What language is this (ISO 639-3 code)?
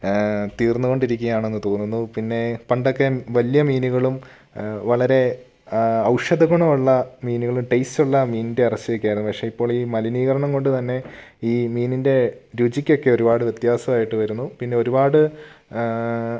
mal